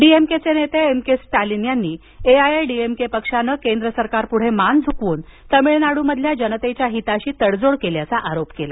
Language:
Marathi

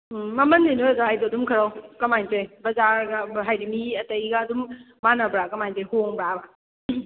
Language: Manipuri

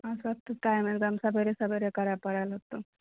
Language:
Maithili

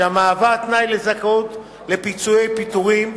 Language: Hebrew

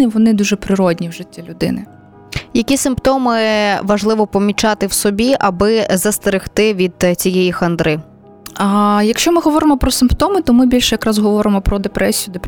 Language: Ukrainian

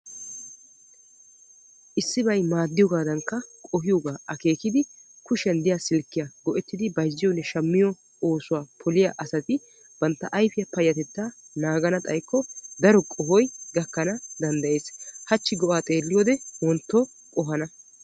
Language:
Wolaytta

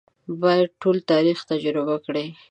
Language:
Pashto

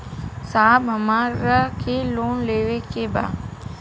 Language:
Bhojpuri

